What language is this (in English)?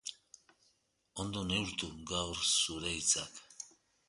Basque